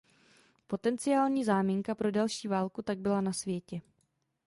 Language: Czech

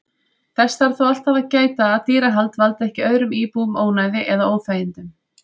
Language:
Icelandic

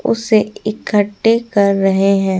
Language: Hindi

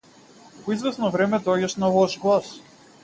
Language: Macedonian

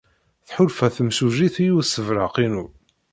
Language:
Kabyle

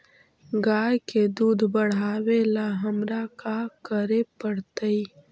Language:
Magahi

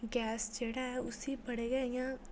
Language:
Dogri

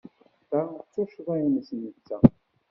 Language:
Kabyle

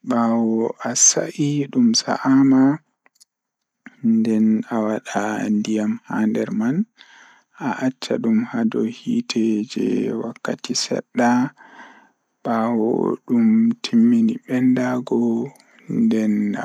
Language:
Fula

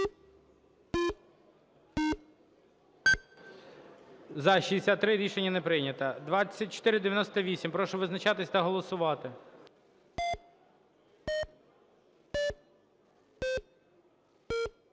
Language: Ukrainian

